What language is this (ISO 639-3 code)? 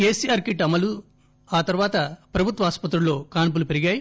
tel